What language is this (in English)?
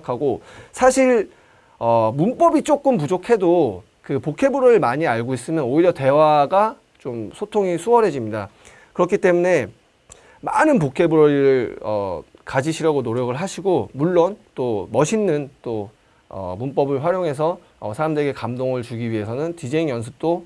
Korean